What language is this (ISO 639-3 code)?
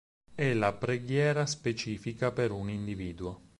ita